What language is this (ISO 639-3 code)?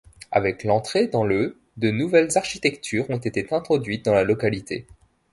fra